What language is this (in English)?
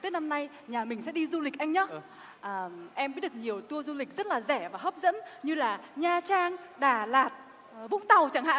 Vietnamese